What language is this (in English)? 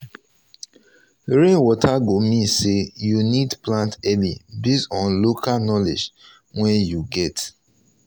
Nigerian Pidgin